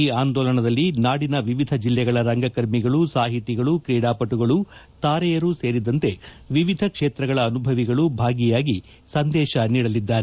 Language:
Kannada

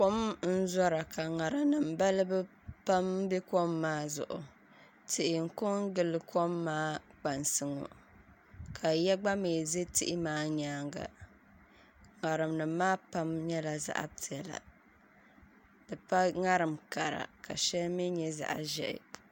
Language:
Dagbani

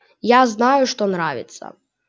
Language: Russian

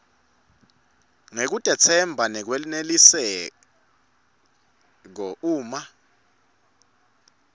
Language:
Swati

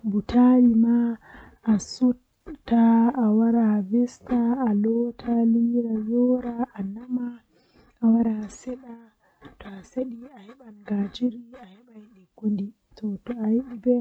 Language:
Western Niger Fulfulde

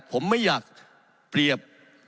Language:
Thai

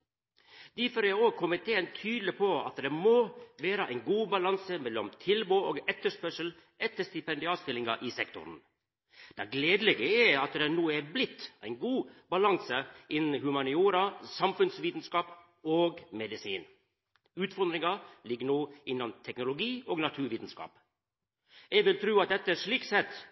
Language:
Norwegian Nynorsk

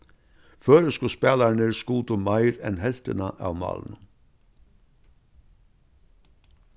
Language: Faroese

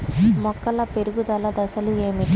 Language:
Telugu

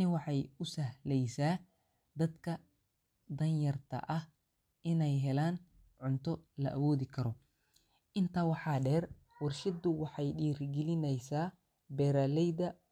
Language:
Somali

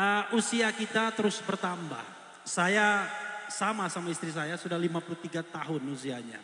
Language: Indonesian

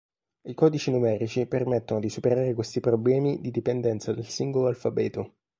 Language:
Italian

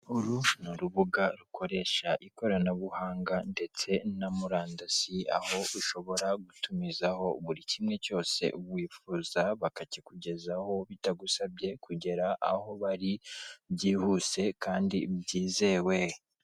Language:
Kinyarwanda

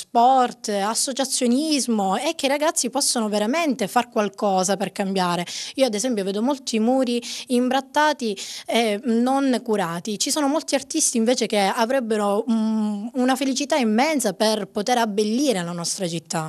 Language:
Italian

